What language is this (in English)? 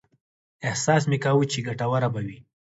Pashto